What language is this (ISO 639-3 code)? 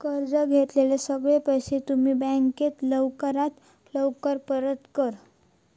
mar